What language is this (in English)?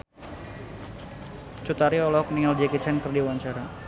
Sundanese